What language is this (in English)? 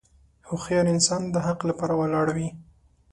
Pashto